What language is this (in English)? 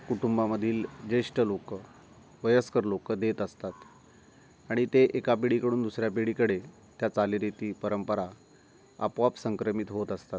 Marathi